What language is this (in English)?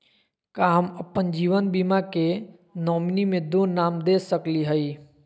Magahi